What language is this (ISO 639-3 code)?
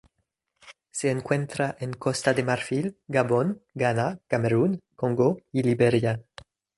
spa